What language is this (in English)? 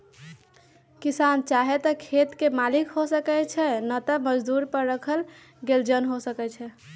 Magahi